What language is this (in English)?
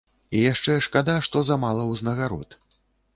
Belarusian